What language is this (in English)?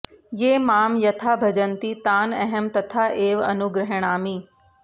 Sanskrit